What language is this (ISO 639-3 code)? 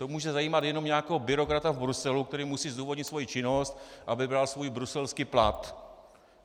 ces